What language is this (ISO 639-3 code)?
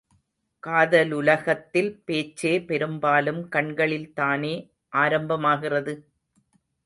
tam